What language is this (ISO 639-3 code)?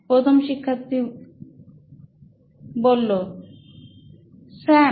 ben